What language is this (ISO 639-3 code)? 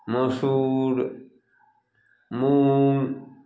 mai